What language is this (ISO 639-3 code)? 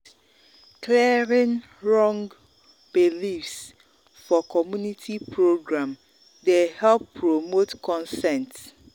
pcm